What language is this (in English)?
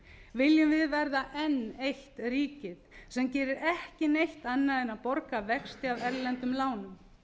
Icelandic